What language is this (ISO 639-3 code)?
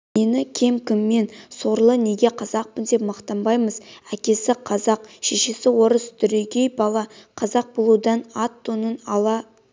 kaz